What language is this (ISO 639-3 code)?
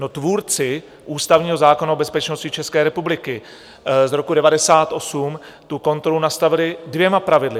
ces